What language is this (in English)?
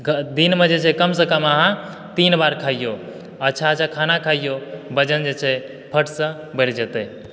Maithili